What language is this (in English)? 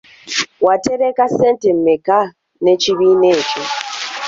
Ganda